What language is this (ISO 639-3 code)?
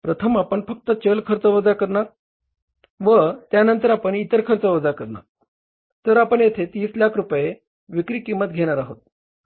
mar